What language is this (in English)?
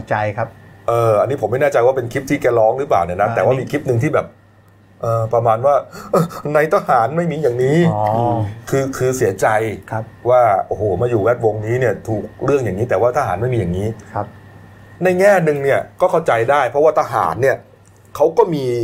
Thai